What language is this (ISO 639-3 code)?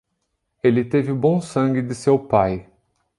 por